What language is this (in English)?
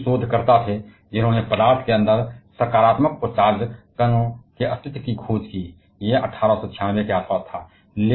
Hindi